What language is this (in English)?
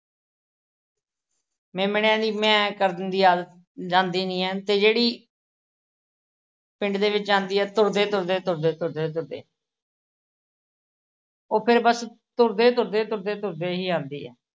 Punjabi